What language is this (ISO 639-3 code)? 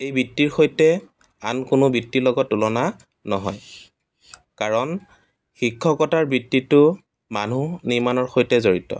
asm